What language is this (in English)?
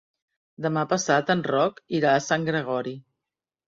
Catalan